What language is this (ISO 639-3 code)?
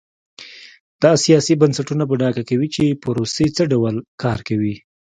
pus